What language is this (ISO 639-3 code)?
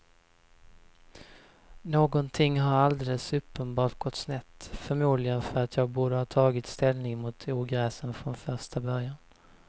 swe